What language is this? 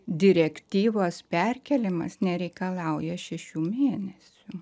Lithuanian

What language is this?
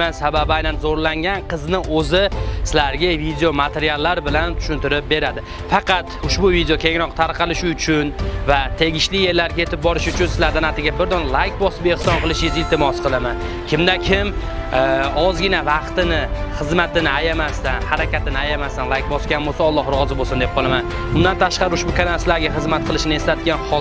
Uzbek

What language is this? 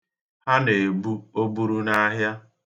Igbo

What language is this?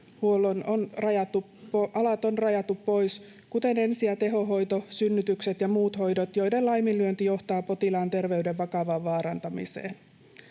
Finnish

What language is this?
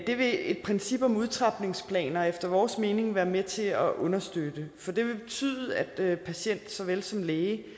Danish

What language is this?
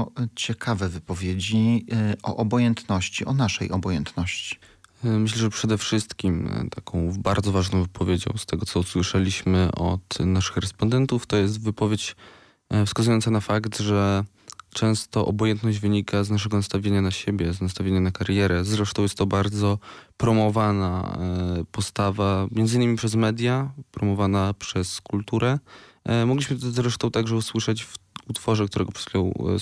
Polish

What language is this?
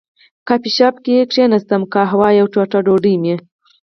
Pashto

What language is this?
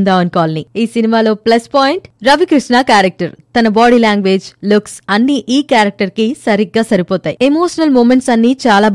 Telugu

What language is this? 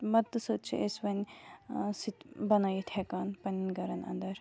Kashmiri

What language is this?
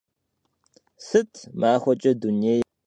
Kabardian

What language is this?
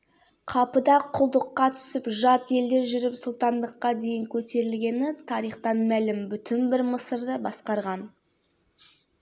Kazakh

